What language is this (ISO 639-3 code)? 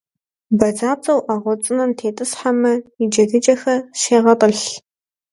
kbd